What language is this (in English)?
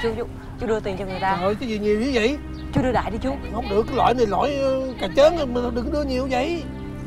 Vietnamese